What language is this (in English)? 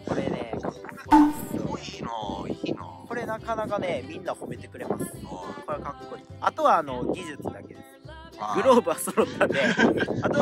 Japanese